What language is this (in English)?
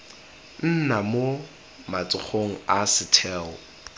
Tswana